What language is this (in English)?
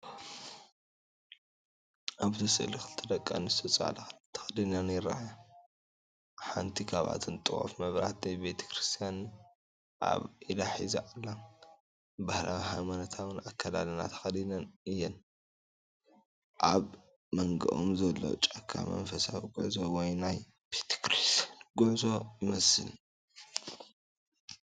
Tigrinya